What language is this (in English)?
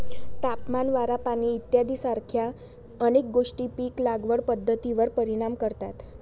Marathi